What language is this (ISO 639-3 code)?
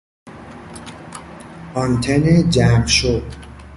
fas